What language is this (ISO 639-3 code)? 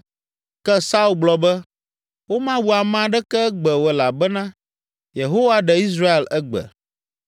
ewe